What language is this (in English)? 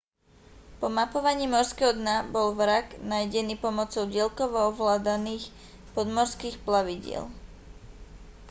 Slovak